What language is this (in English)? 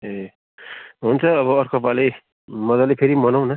Nepali